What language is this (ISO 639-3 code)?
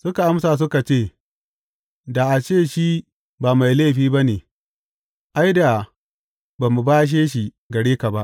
hau